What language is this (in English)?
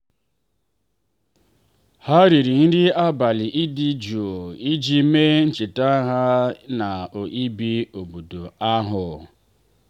Igbo